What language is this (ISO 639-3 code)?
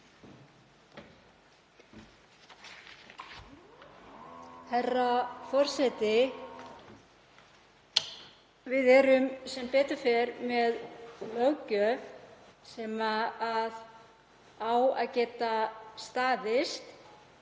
isl